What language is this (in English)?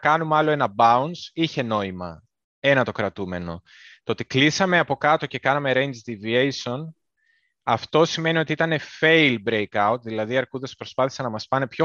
Greek